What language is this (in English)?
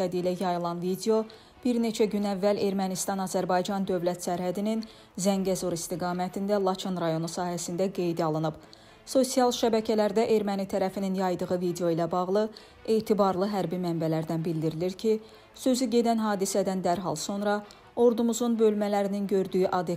Turkish